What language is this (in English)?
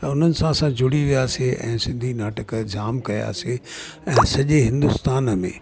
Sindhi